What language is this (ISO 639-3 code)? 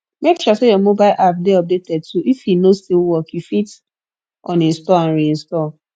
pcm